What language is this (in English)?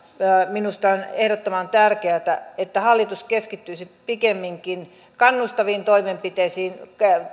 Finnish